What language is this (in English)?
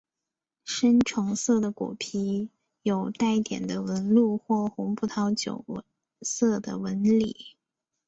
Chinese